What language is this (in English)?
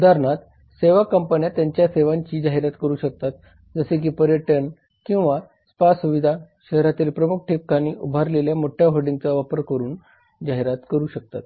Marathi